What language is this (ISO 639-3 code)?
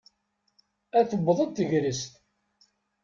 kab